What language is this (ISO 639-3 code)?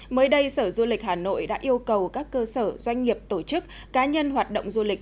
vie